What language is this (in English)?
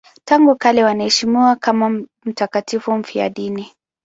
Swahili